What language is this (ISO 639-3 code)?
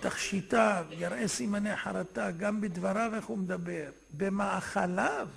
heb